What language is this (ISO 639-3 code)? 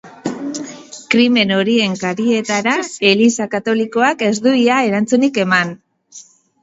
eus